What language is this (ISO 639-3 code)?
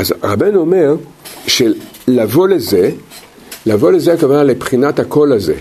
heb